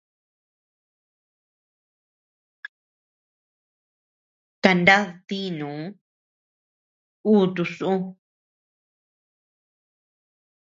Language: Tepeuxila Cuicatec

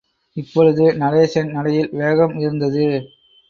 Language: Tamil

